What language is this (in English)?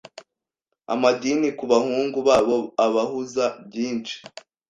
Kinyarwanda